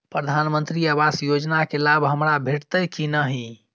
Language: Maithili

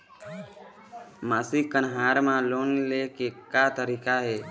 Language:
Chhattisgarhi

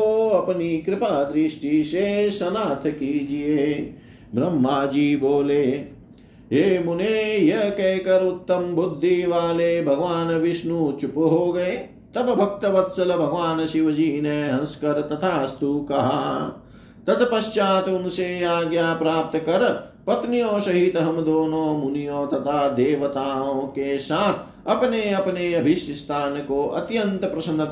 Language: Hindi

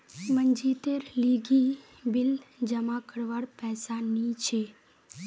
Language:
Magahi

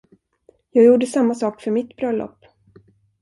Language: Swedish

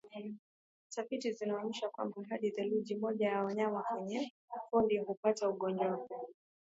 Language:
Swahili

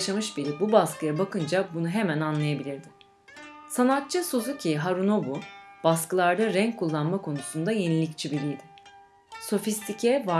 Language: Turkish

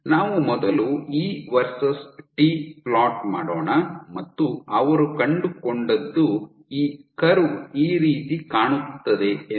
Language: Kannada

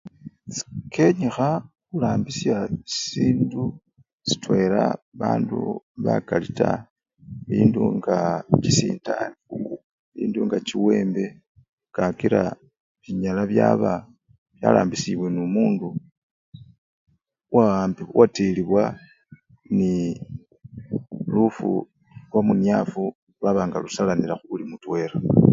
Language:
Luyia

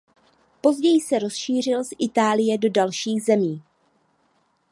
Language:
Czech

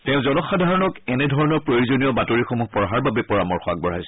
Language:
Assamese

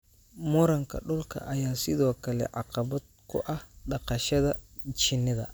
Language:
Somali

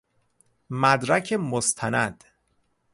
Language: Persian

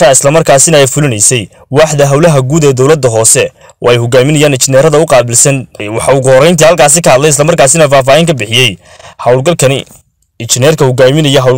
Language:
Arabic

